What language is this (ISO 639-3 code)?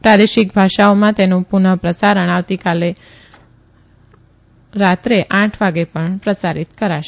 guj